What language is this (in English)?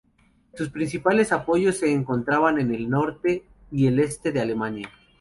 Spanish